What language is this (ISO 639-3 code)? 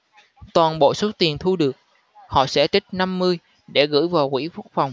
vie